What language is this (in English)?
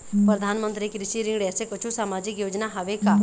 Chhattisgarhi